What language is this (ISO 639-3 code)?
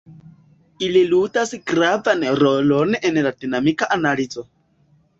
epo